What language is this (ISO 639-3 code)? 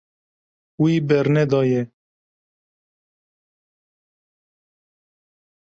kur